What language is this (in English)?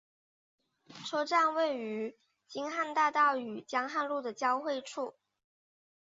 Chinese